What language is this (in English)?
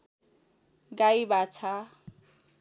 Nepali